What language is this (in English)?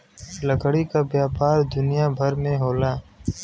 Bhojpuri